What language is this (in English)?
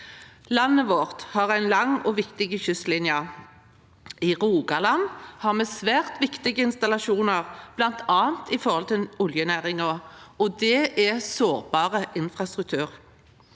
Norwegian